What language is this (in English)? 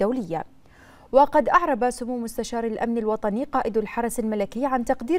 Arabic